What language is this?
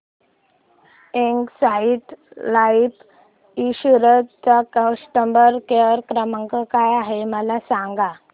Marathi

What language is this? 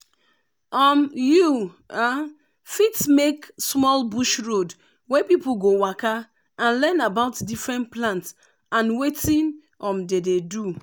Nigerian Pidgin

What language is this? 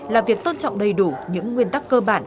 Vietnamese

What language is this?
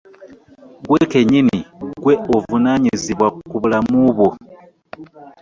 Ganda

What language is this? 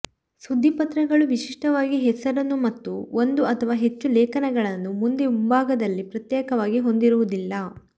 Kannada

